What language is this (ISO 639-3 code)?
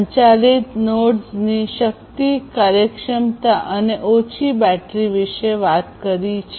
guj